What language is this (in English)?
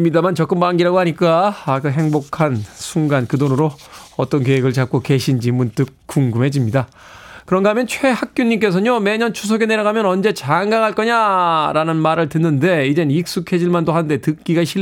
Korean